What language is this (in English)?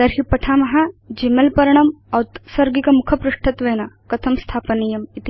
Sanskrit